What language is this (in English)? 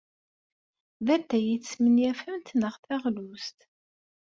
Kabyle